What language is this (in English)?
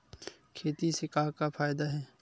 Chhattisgarhi